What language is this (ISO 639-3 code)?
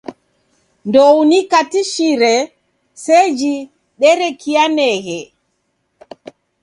dav